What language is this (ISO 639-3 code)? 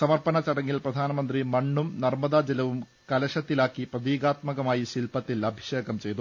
mal